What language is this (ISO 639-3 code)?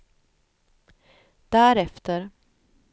swe